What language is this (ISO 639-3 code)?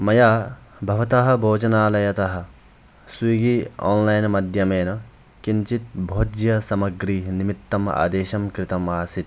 san